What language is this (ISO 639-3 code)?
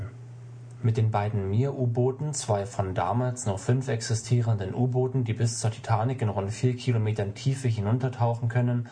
deu